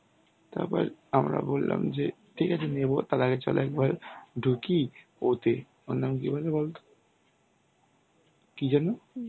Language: Bangla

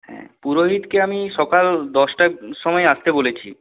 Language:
Bangla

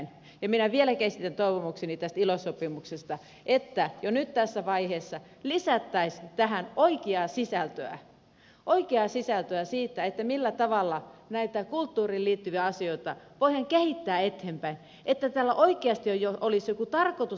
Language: Finnish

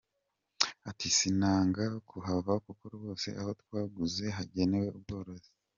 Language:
Kinyarwanda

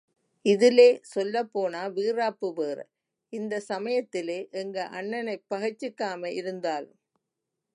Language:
Tamil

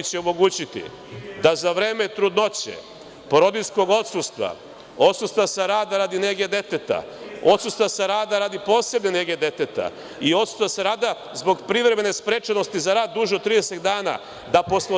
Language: Serbian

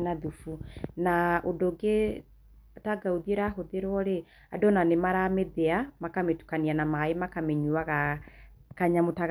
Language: Kikuyu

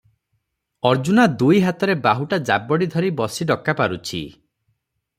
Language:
Odia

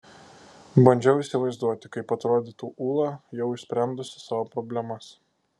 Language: Lithuanian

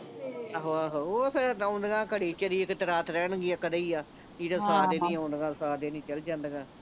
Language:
Punjabi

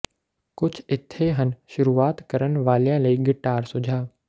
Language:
Punjabi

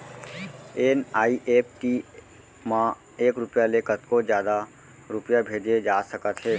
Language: Chhattisgarhi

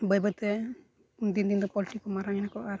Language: Santali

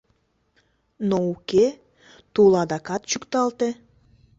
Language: Mari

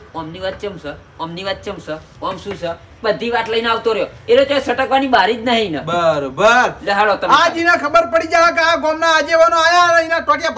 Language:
Indonesian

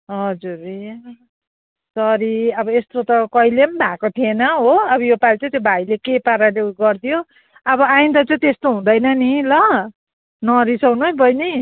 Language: Nepali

